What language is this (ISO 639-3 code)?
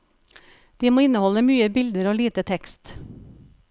nor